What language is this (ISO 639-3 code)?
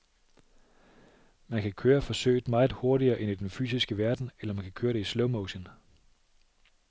dan